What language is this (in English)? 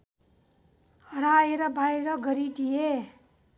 Nepali